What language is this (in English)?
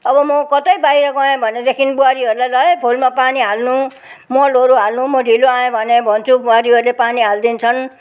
Nepali